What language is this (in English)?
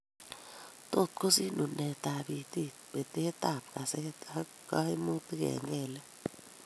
Kalenjin